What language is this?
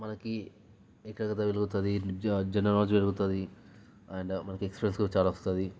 Telugu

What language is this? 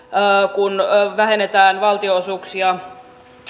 Finnish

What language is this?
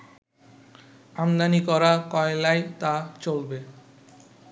Bangla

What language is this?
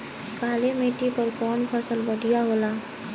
Bhojpuri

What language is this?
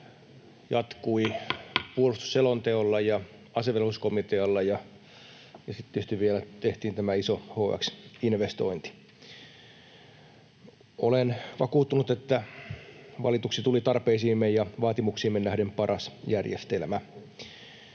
Finnish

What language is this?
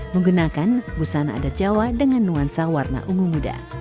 Indonesian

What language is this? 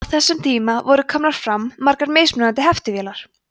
Icelandic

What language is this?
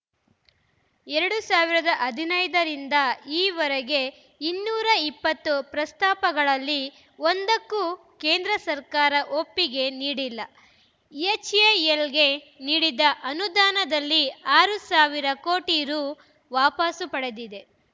Kannada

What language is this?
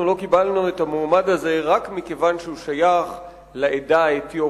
Hebrew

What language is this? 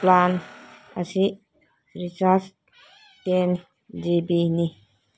Manipuri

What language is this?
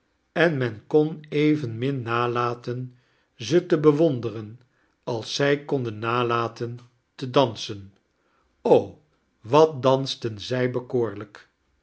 Dutch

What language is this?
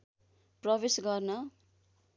Nepali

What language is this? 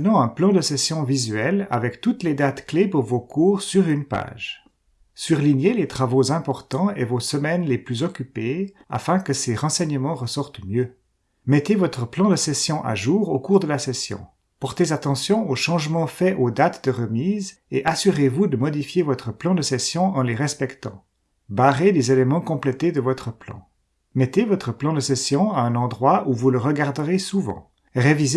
French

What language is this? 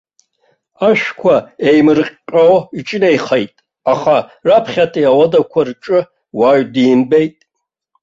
Abkhazian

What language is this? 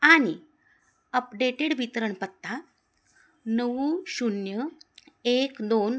Marathi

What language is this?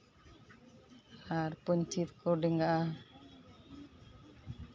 Santali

